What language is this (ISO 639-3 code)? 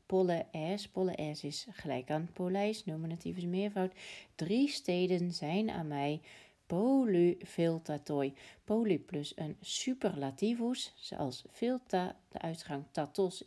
nld